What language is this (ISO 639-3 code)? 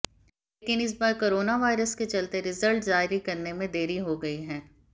hin